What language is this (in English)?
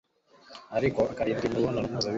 Kinyarwanda